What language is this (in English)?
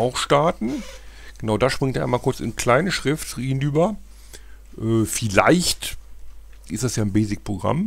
German